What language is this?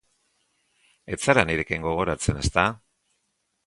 Basque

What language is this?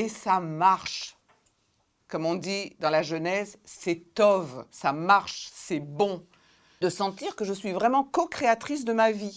French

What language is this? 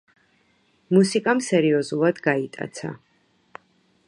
Georgian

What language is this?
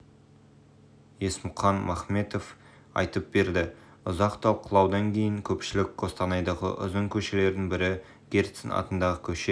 Kazakh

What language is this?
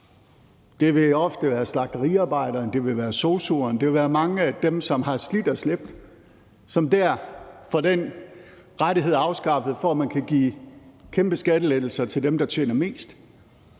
Danish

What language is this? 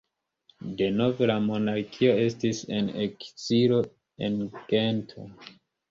Esperanto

